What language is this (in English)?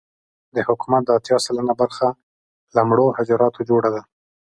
Pashto